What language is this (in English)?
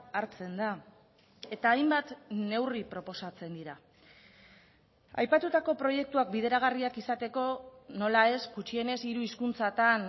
Basque